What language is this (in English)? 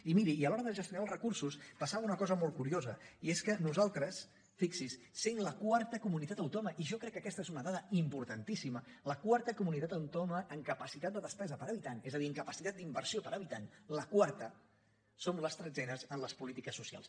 Catalan